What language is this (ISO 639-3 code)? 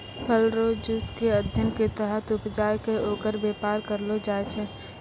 mai